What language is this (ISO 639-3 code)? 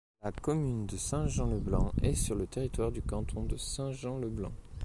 fra